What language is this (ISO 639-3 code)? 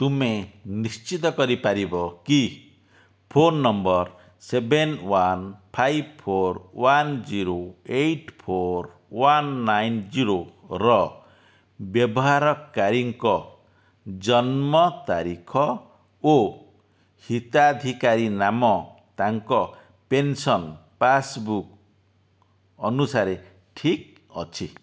ori